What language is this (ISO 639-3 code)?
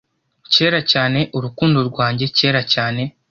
kin